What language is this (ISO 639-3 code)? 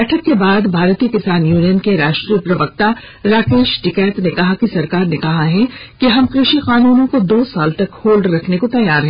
hin